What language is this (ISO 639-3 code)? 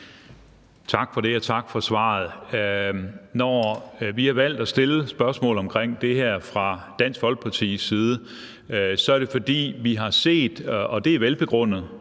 dan